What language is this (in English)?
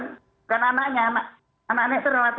Indonesian